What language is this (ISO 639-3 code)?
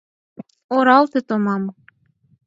chm